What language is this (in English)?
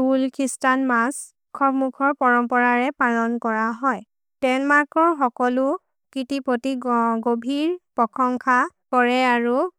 Maria (India)